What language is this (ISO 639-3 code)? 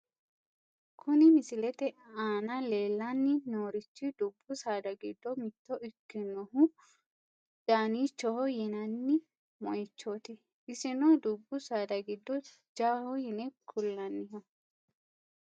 sid